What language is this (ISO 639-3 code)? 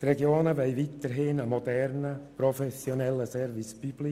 gsw